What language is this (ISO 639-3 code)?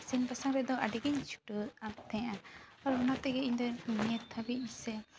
sat